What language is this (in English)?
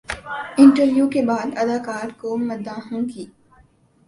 Urdu